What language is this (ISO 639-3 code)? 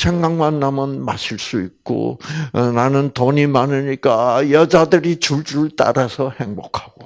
kor